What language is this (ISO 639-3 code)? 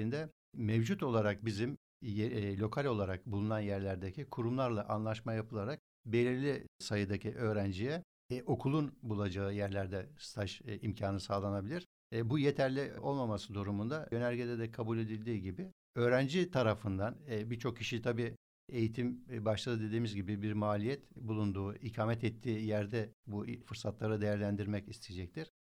tur